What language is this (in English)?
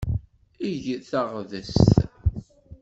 Kabyle